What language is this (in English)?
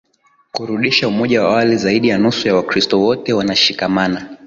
Swahili